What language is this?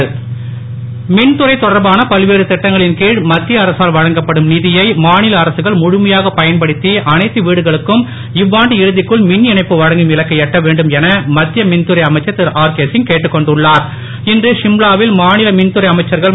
Tamil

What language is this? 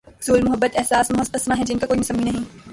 Urdu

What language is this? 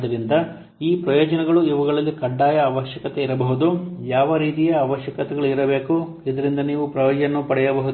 Kannada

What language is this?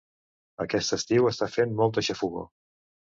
Catalan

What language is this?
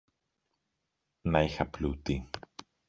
Greek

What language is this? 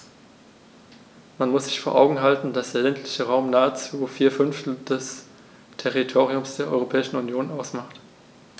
German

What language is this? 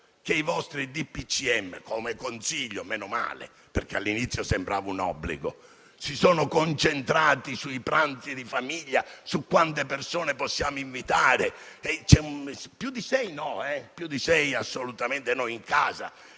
Italian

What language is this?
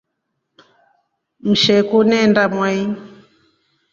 Rombo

